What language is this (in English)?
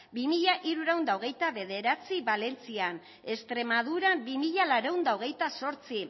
Basque